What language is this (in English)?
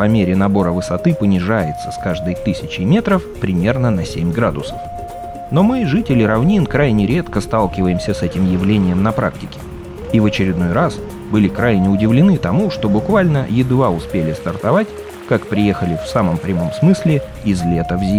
Russian